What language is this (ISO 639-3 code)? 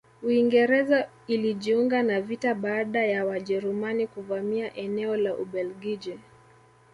swa